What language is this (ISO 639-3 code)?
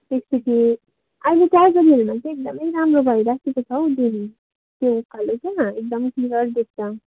nep